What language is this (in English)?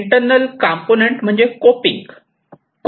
Marathi